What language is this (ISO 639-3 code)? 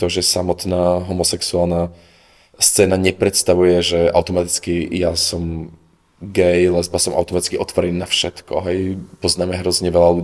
slk